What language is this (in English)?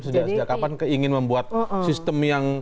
Indonesian